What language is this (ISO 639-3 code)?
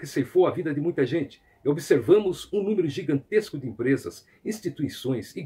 por